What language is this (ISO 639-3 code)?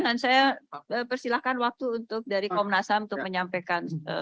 ind